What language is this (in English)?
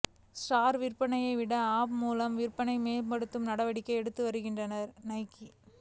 Tamil